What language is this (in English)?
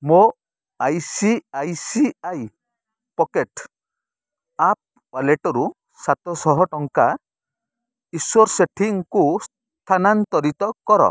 Odia